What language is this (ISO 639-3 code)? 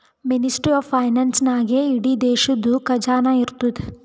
kan